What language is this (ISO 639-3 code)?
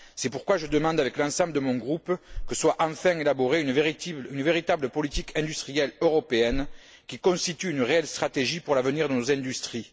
fra